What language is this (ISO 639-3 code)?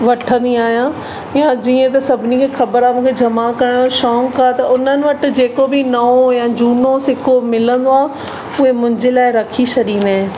snd